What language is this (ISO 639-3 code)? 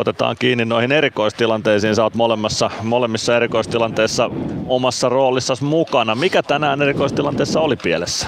fin